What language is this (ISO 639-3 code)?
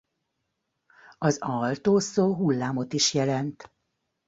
hun